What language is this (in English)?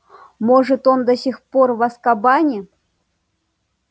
Russian